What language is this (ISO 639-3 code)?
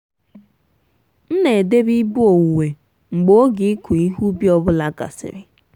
ibo